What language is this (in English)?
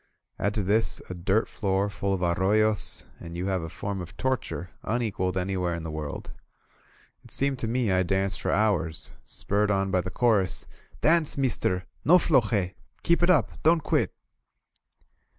English